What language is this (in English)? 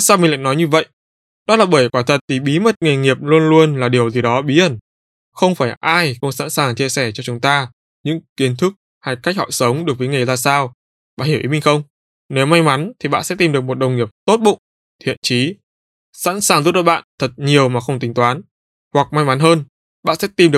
Vietnamese